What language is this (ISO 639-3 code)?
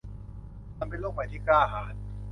tha